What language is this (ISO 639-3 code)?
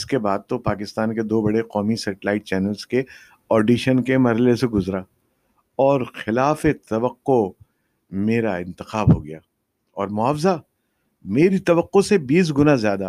urd